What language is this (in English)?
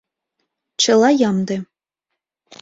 Mari